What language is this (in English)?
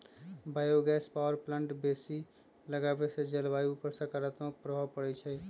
Magahi